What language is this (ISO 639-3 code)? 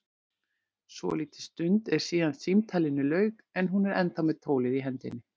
isl